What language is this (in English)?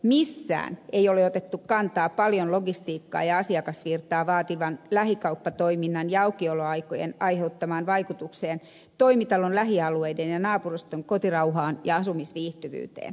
Finnish